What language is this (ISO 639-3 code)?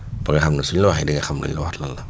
wol